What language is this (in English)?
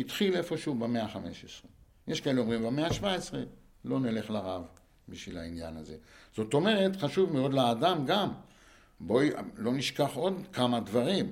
Hebrew